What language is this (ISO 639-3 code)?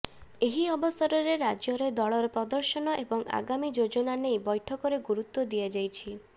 ori